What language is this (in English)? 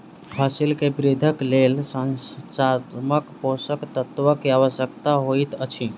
Maithili